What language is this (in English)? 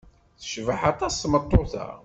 Kabyle